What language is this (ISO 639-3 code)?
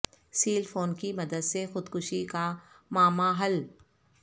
urd